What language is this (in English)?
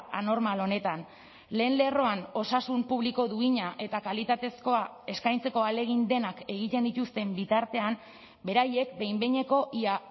Basque